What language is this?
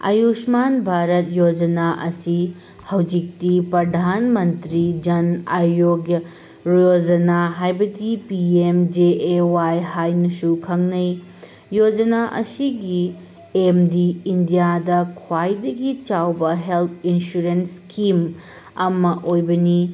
Manipuri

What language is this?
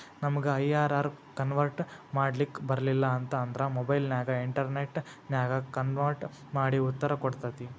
Kannada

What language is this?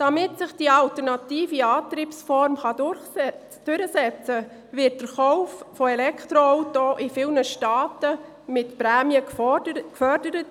Swiss German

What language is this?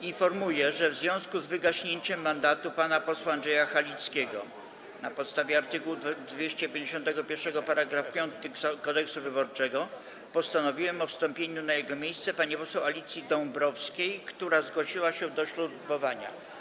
Polish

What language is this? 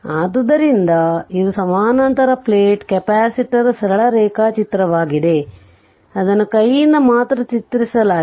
Kannada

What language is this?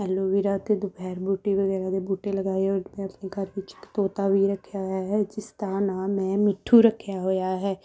Punjabi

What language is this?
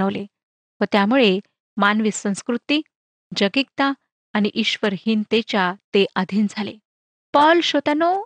Marathi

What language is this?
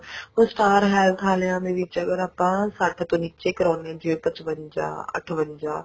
Punjabi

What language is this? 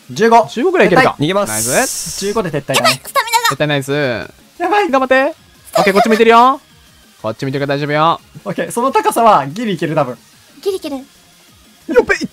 Japanese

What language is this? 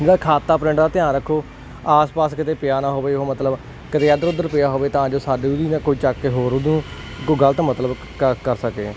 Punjabi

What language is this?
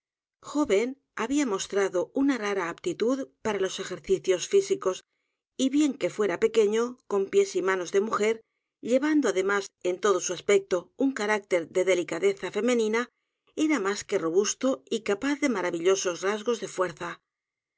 Spanish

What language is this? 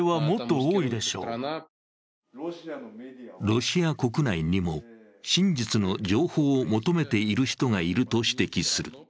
Japanese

